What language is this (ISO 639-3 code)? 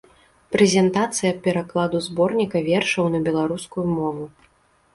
bel